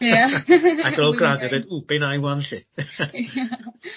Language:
Welsh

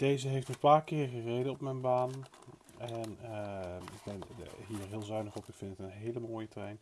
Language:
Dutch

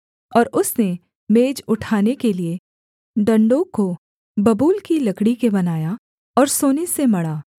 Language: Hindi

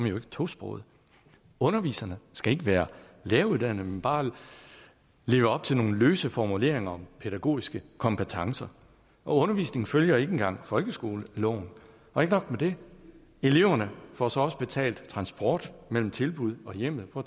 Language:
Danish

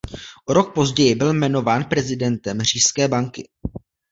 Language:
Czech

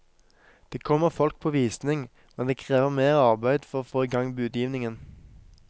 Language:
Norwegian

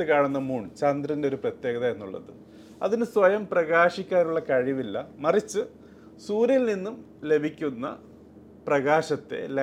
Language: Malayalam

